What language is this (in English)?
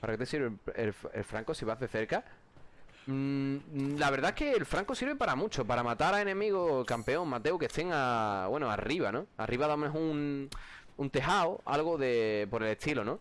Spanish